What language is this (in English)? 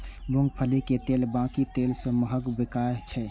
Maithili